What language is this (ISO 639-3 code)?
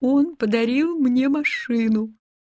rus